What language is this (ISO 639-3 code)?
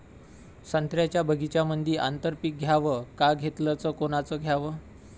mar